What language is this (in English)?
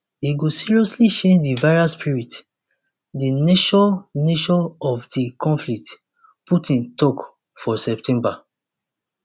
Nigerian Pidgin